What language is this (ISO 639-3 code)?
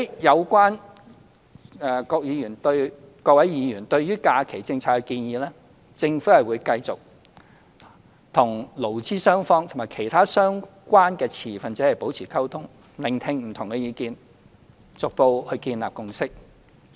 yue